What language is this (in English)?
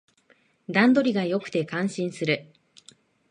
Japanese